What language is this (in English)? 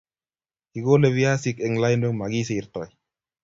Kalenjin